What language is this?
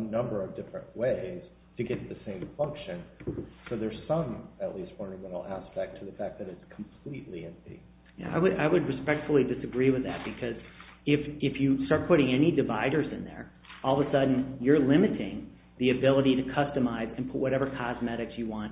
English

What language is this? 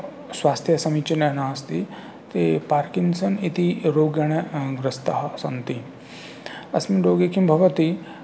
Sanskrit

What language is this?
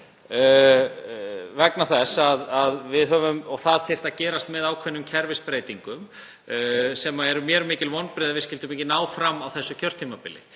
Icelandic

